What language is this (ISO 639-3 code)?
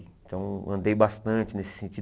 por